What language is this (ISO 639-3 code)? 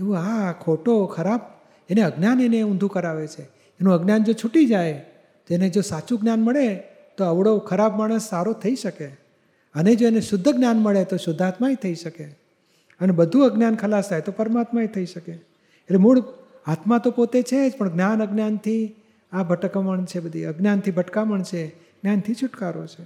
guj